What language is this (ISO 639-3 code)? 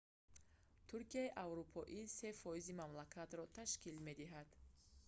tgk